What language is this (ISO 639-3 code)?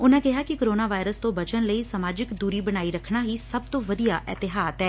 pan